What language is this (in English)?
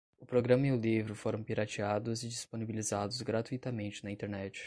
Portuguese